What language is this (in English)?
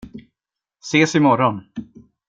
Swedish